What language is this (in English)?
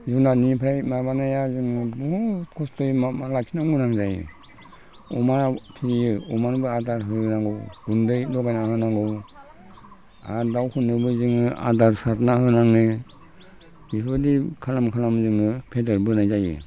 Bodo